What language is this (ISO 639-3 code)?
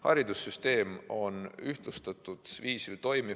est